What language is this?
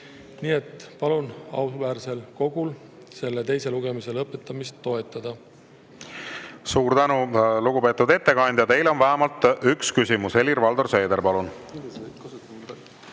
Estonian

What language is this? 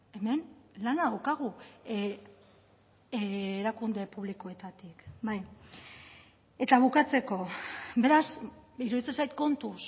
Basque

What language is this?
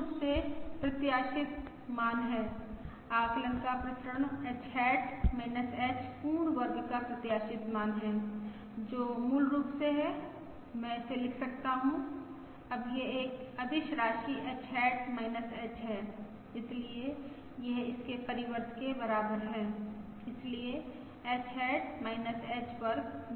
Hindi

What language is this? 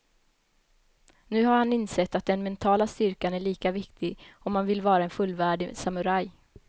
Swedish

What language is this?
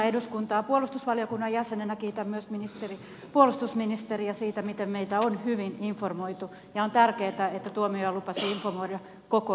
Finnish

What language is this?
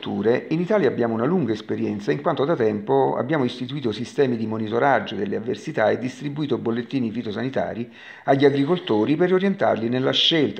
Italian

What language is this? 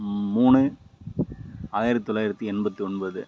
Tamil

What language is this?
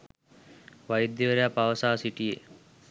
Sinhala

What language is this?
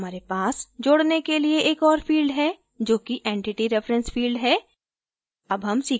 Hindi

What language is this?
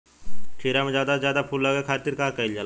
Bhojpuri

